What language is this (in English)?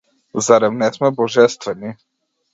Macedonian